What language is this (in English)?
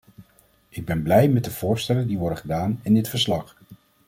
Dutch